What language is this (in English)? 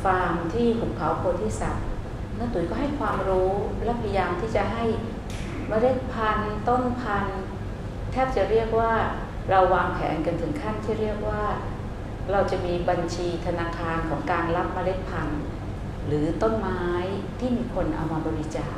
Thai